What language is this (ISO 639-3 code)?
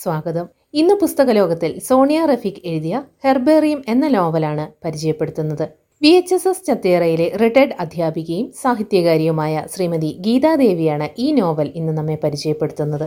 mal